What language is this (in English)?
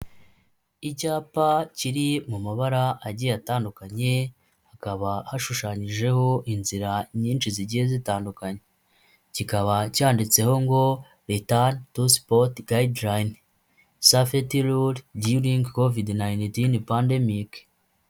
Kinyarwanda